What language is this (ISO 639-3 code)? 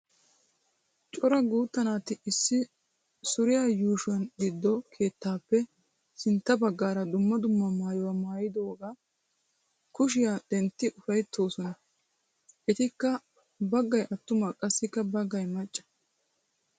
wal